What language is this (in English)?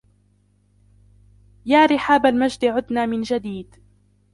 Arabic